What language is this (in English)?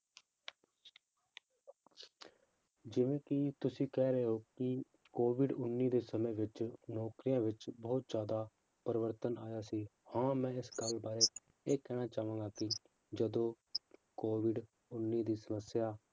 Punjabi